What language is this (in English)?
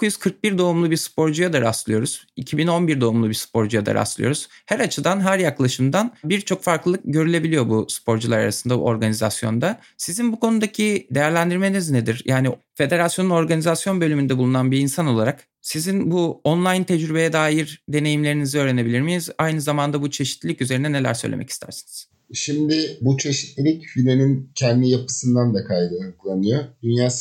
Turkish